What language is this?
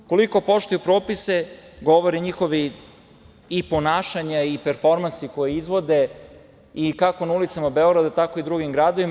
Serbian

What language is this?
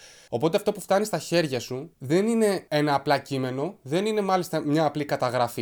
Greek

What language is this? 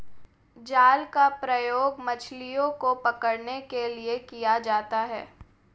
Hindi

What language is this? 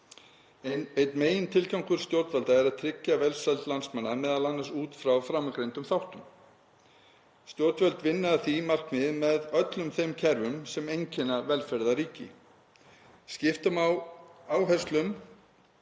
Icelandic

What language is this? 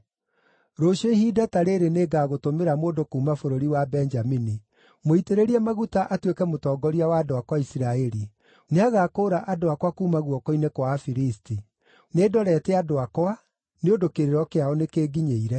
Kikuyu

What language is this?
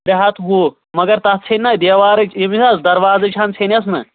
Kashmiri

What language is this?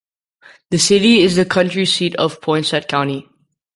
English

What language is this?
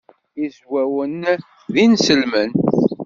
Kabyle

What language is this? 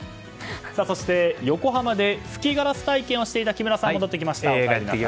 Japanese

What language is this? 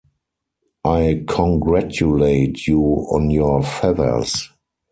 English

